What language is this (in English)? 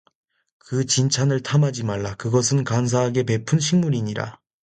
Korean